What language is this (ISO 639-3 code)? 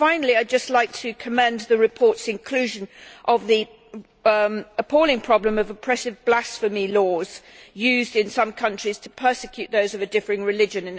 eng